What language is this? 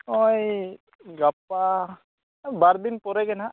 Santali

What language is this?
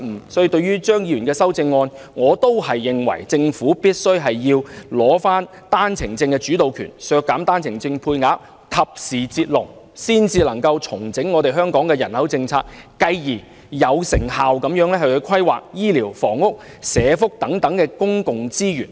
Cantonese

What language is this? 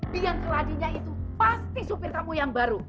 Indonesian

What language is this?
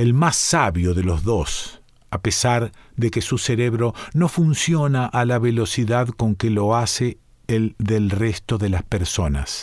Spanish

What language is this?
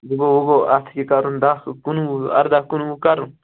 Kashmiri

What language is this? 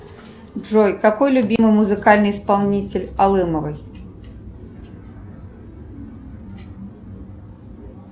Russian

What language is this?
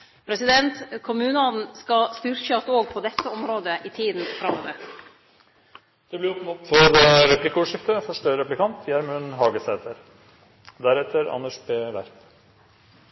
Norwegian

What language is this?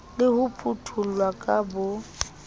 Southern Sotho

